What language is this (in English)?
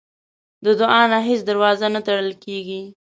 Pashto